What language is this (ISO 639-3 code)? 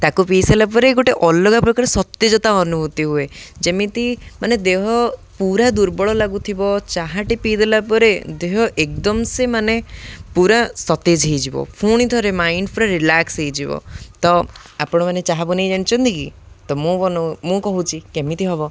ori